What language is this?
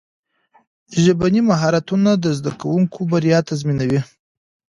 Pashto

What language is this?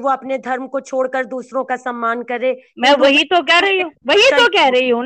Hindi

